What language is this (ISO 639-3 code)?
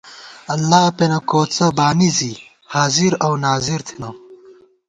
gwt